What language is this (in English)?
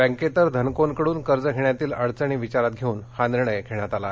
Marathi